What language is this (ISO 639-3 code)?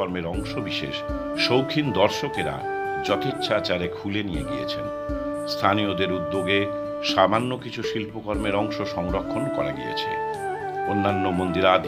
ron